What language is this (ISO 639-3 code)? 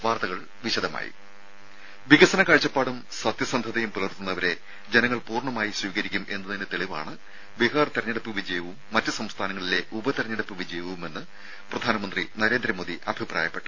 mal